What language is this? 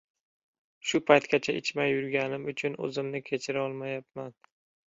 Uzbek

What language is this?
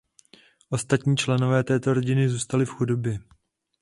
Czech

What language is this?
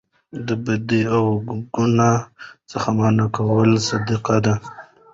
Pashto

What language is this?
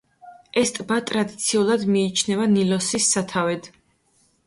Georgian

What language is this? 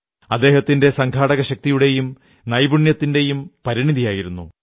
Malayalam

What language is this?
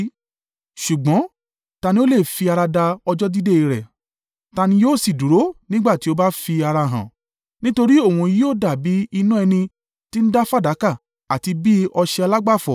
Yoruba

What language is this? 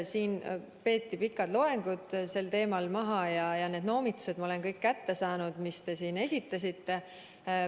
Estonian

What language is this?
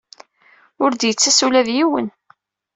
Kabyle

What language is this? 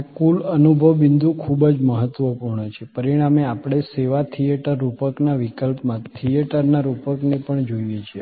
Gujarati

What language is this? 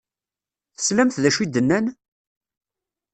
Kabyle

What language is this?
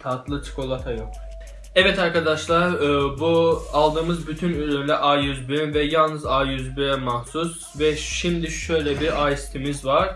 Turkish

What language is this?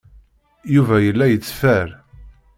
Kabyle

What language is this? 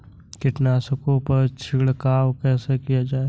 Hindi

